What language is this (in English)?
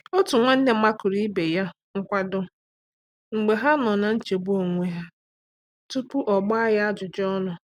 Igbo